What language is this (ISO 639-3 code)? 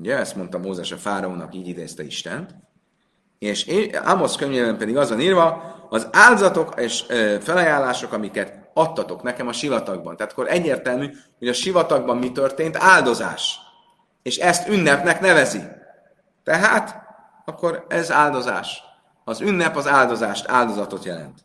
hun